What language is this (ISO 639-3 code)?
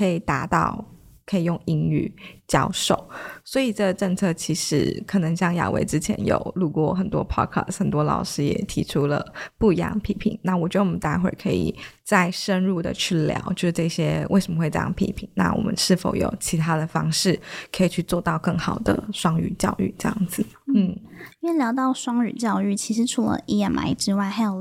zho